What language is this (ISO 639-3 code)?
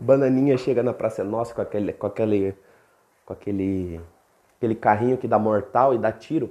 por